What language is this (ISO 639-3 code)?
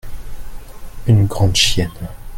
fra